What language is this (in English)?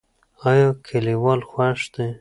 Pashto